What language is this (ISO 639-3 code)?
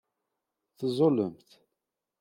kab